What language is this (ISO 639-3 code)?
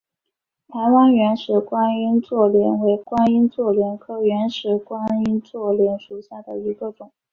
zho